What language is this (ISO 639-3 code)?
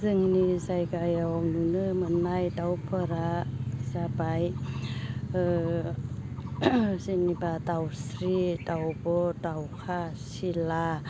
brx